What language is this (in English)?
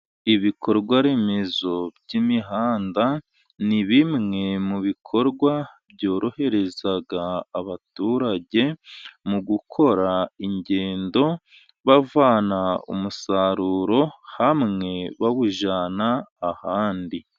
Kinyarwanda